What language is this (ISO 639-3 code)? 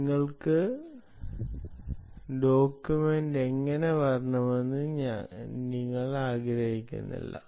mal